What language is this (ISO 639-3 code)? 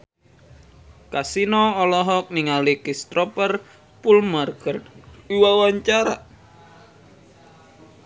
sun